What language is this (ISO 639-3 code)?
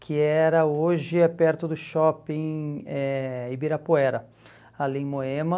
por